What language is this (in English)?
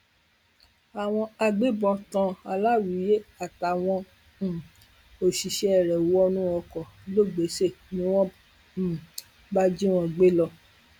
Yoruba